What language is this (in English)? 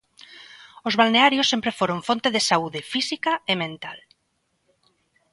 Galician